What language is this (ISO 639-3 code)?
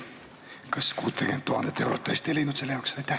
est